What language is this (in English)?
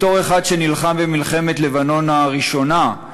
Hebrew